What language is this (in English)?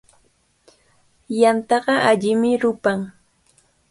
Cajatambo North Lima Quechua